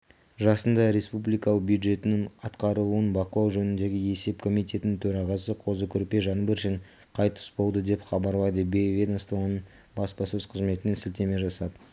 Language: Kazakh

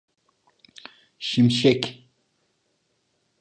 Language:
Turkish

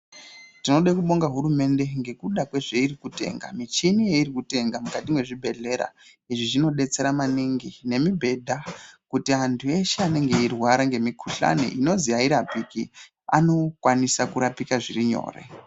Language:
Ndau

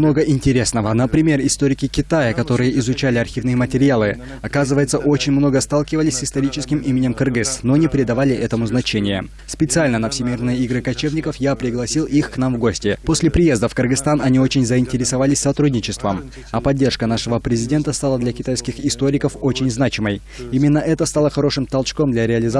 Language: Russian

